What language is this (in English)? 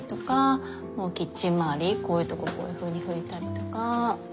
Japanese